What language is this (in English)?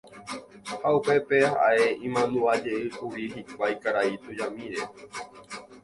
Guarani